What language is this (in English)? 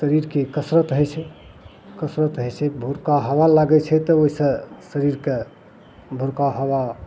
Maithili